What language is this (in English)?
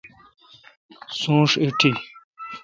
Kalkoti